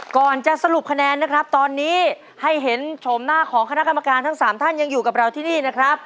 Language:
Thai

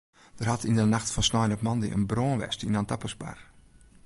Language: Western Frisian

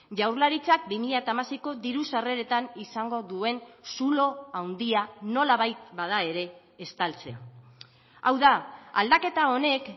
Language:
Basque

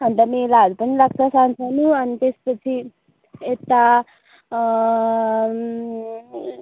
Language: Nepali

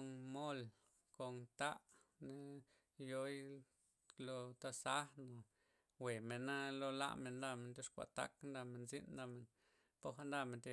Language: Loxicha Zapotec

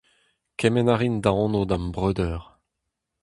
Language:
Breton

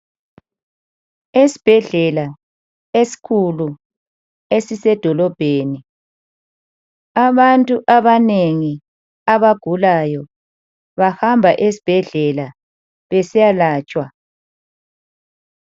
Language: North Ndebele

